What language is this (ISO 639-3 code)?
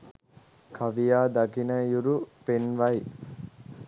sin